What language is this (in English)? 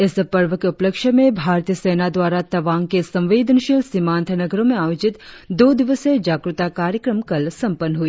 Hindi